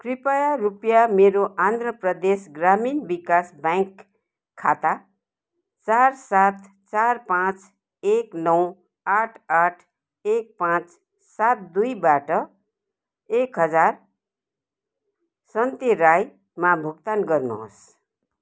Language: Nepali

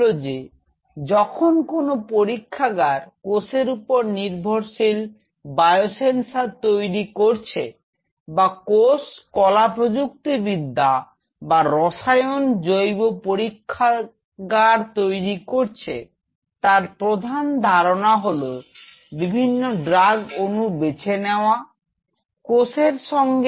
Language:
Bangla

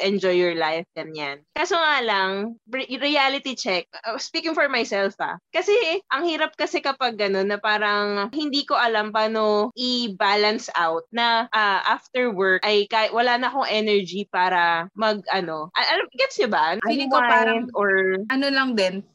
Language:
Filipino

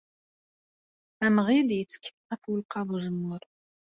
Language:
Kabyle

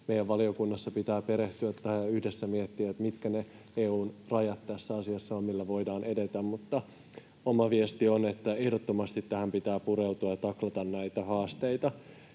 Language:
Finnish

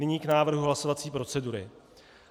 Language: Czech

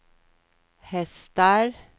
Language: Swedish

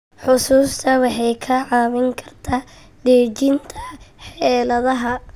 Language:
Somali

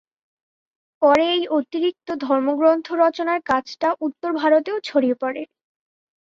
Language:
Bangla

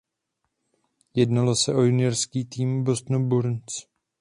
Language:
Czech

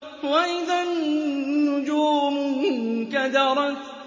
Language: Arabic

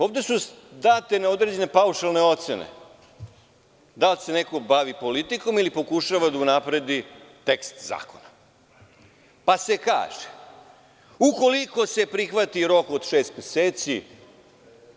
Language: Serbian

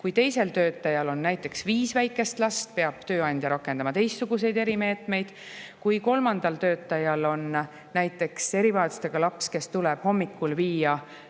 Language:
Estonian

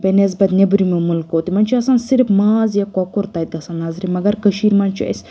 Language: Kashmiri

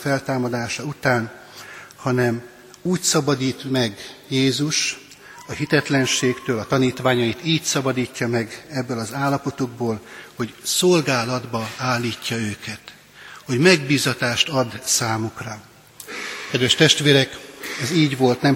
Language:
Hungarian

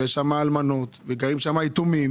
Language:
Hebrew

